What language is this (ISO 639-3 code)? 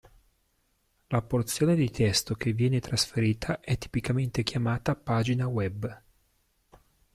ita